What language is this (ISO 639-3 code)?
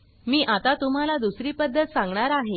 mar